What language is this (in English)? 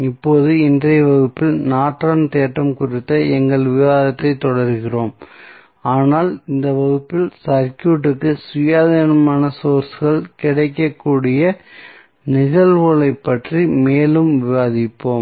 Tamil